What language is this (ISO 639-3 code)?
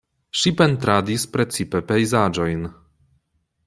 epo